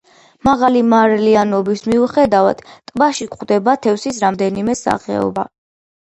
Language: Georgian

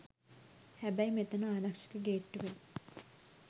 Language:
Sinhala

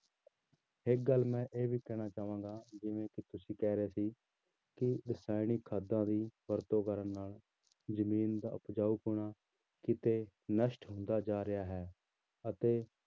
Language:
Punjabi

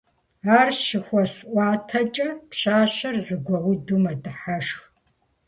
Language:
Kabardian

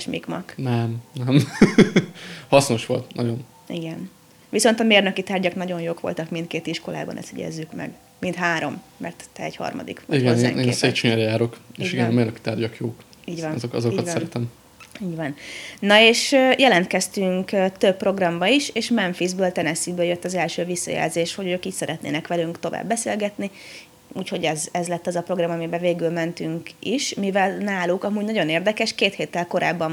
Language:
Hungarian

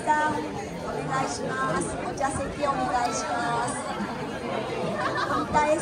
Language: Japanese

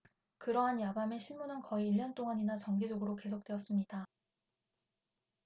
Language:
Korean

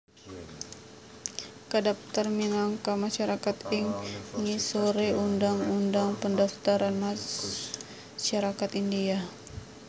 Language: Javanese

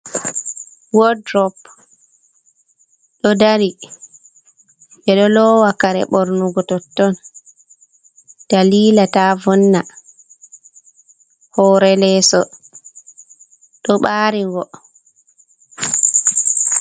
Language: Fula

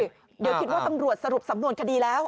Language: Thai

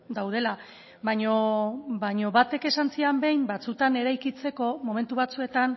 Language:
Basque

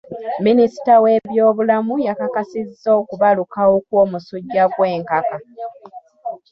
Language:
Ganda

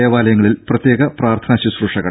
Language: Malayalam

